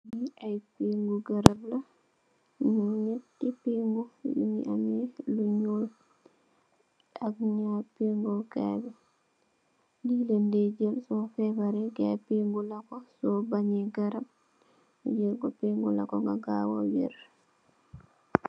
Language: Wolof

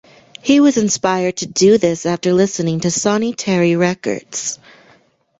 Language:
English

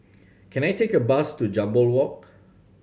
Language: English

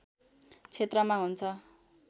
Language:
Nepali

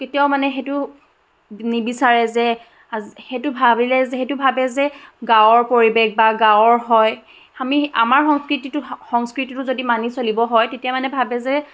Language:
Assamese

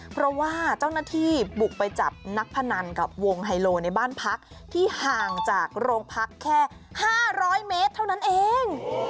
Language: Thai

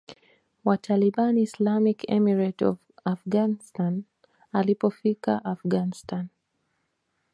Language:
Swahili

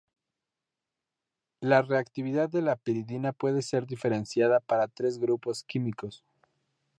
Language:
Spanish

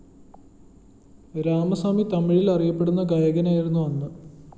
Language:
Malayalam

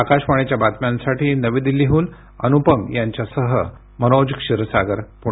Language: Marathi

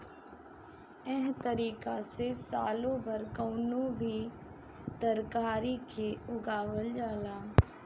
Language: Bhojpuri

